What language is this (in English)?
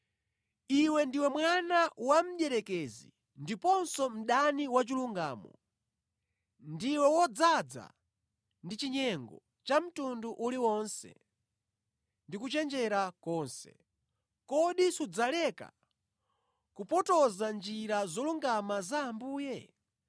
Nyanja